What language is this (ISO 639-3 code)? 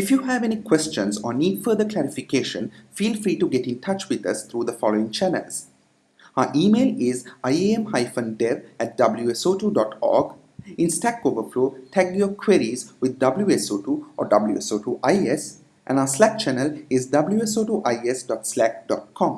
eng